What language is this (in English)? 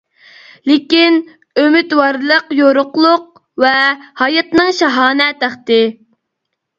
Uyghur